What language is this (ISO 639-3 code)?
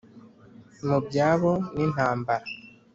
kin